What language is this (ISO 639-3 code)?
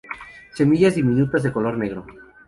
spa